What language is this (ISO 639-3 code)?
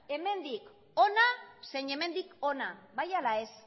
eus